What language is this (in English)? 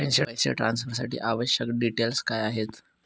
Marathi